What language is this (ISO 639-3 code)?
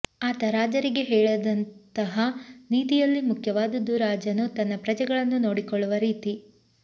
kan